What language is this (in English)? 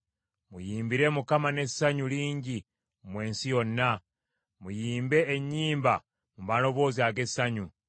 Ganda